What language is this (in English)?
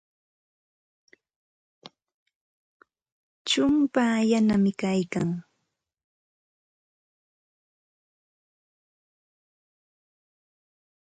Santa Ana de Tusi Pasco Quechua